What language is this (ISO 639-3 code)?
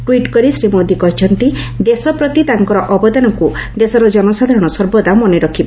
ori